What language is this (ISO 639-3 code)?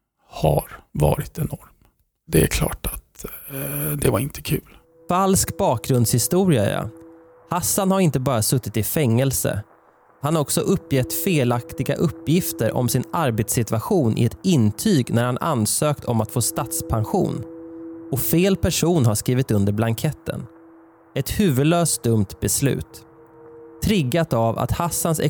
swe